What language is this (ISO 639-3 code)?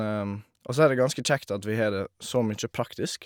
nor